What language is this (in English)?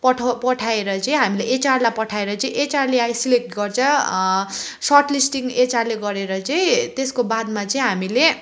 Nepali